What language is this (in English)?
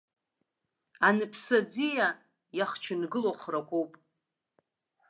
Abkhazian